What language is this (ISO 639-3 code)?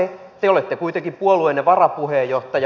fin